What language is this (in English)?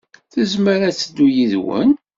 Kabyle